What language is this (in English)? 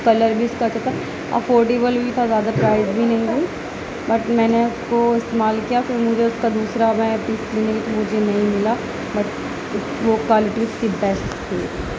Urdu